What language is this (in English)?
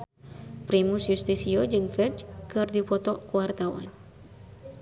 Sundanese